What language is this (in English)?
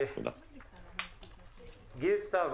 Hebrew